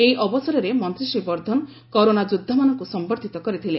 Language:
Odia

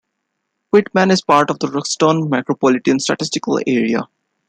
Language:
English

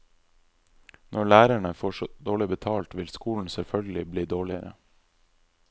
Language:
Norwegian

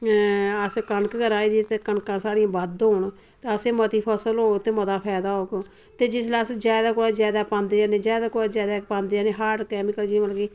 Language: Dogri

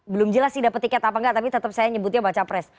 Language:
Indonesian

